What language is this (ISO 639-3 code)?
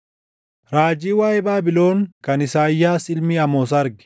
orm